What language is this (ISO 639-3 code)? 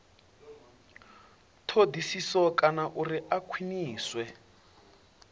ven